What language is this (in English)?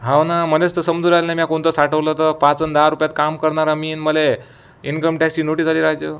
Marathi